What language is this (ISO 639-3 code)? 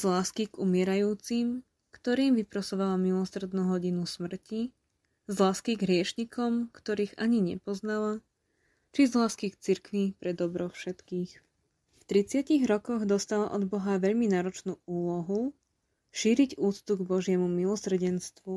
slk